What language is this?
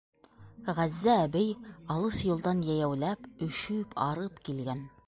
Bashkir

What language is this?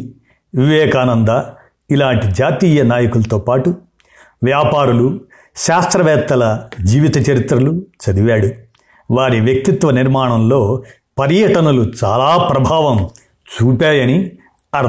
Telugu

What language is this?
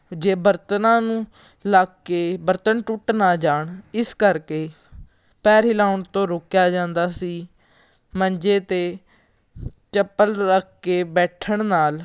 Punjabi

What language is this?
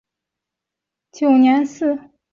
Chinese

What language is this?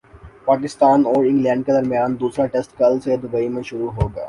Urdu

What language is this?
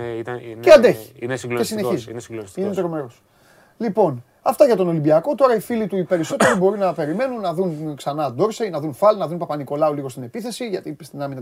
Greek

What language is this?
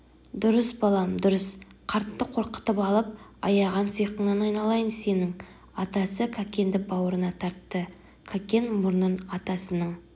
Kazakh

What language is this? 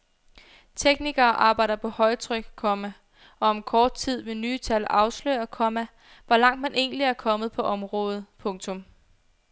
Danish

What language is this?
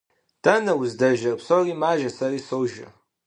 Kabardian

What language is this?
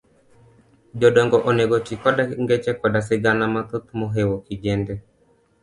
Luo (Kenya and Tanzania)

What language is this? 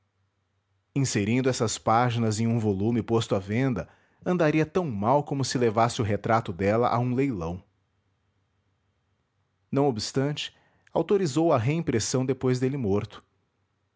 Portuguese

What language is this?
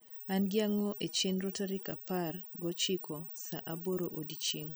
Luo (Kenya and Tanzania)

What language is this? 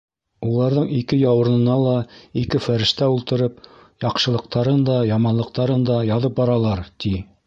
Bashkir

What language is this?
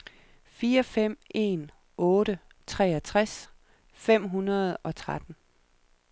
Danish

